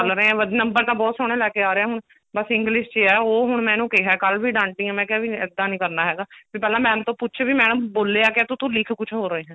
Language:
Punjabi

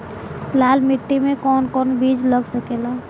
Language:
Bhojpuri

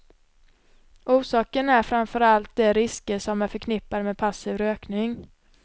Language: Swedish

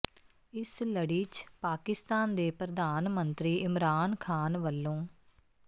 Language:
Punjabi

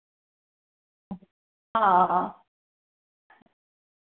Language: Dogri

